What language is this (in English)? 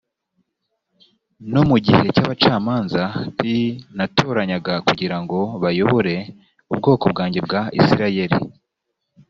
Kinyarwanda